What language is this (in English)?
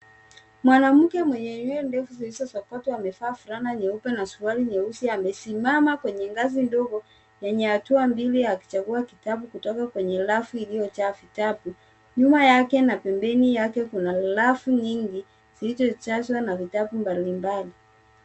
Swahili